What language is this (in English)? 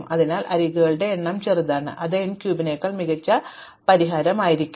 Malayalam